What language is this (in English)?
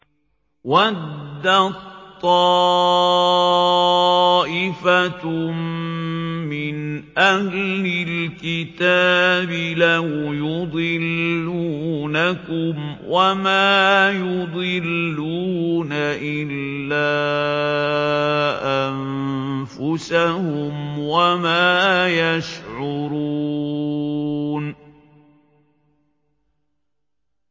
Arabic